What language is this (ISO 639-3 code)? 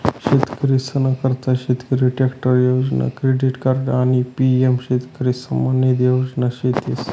mar